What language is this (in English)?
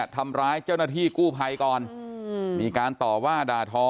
Thai